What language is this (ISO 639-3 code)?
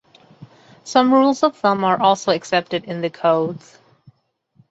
eng